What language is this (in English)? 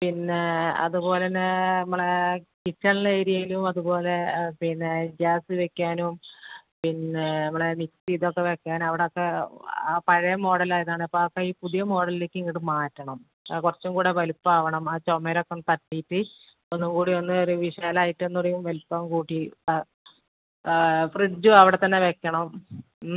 Malayalam